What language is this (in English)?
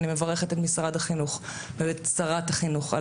Hebrew